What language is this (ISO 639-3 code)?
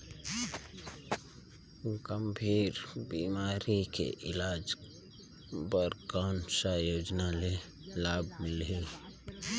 hne